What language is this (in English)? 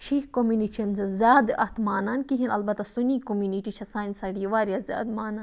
Kashmiri